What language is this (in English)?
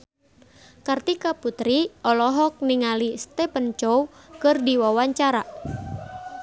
Sundanese